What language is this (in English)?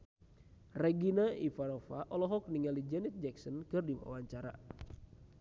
Sundanese